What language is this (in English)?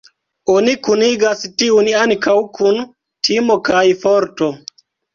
Esperanto